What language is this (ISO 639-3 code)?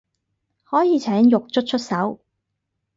yue